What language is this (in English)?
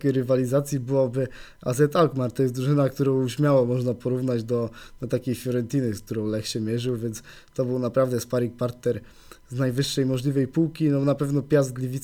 Polish